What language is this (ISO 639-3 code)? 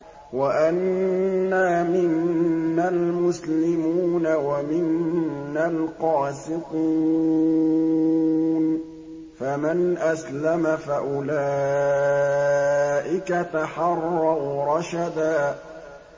ara